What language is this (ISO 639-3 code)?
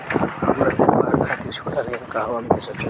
bho